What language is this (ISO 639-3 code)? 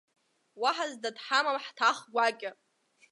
abk